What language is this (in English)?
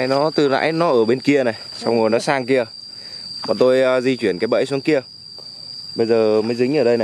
Vietnamese